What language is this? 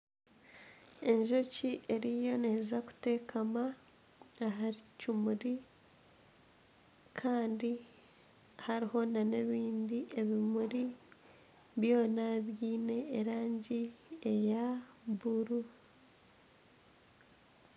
Nyankole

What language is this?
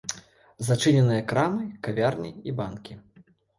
Belarusian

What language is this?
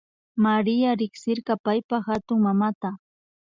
Imbabura Highland Quichua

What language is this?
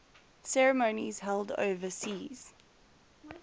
English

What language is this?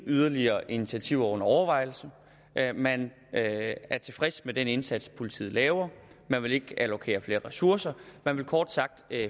Danish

